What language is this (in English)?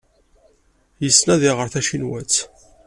Kabyle